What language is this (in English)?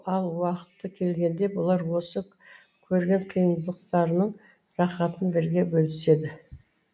Kazakh